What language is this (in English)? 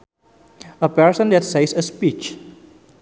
Sundanese